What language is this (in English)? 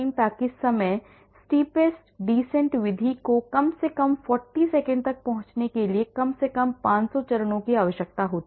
Hindi